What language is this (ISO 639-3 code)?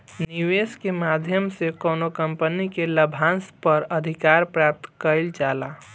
bho